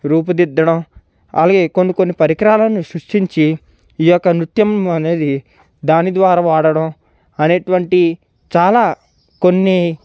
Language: Telugu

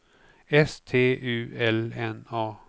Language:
Swedish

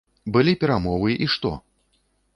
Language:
Belarusian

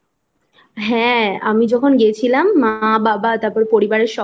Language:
Bangla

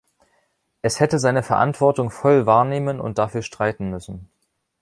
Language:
German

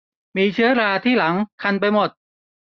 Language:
Thai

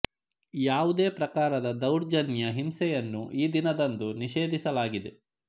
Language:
Kannada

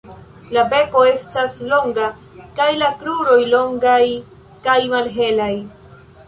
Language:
Esperanto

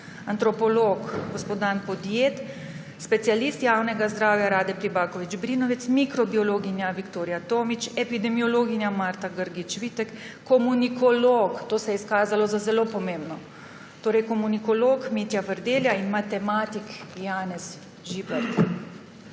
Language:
Slovenian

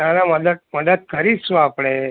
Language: Gujarati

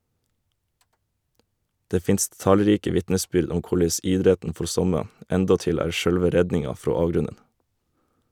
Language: Norwegian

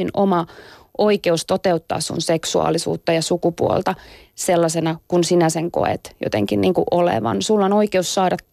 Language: Finnish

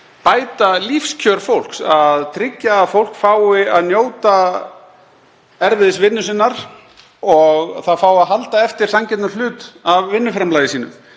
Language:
Icelandic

